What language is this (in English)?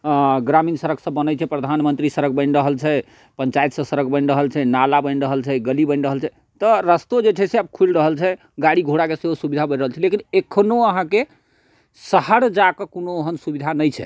Maithili